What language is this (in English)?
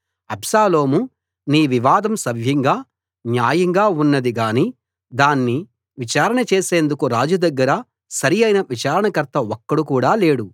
Telugu